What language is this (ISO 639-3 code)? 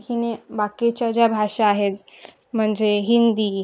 mar